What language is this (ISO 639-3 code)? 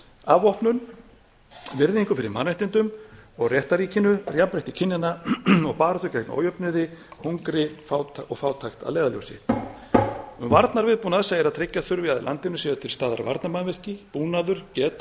isl